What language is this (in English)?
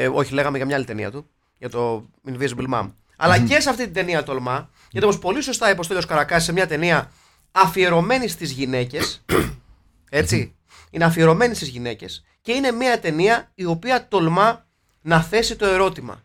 Greek